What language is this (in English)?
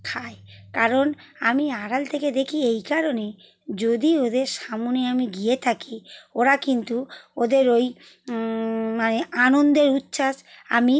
Bangla